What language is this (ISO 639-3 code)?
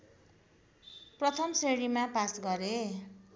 nep